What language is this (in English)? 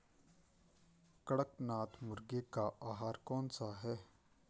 Hindi